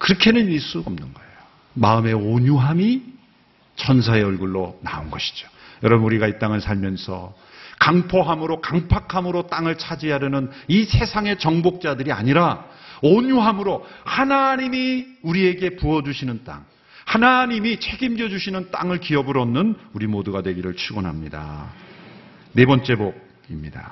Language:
Korean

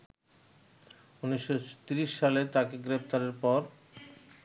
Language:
Bangla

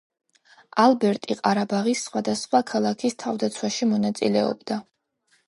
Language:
Georgian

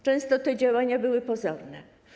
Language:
Polish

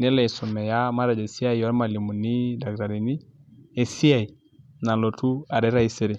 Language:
Masai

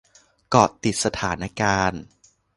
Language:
Thai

